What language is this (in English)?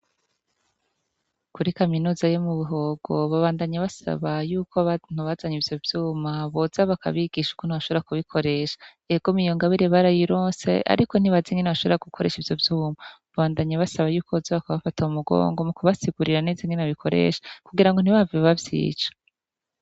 Rundi